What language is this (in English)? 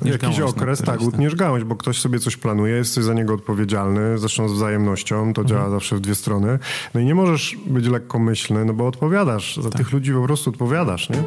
Polish